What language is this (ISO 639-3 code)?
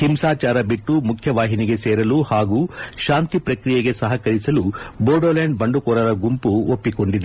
kan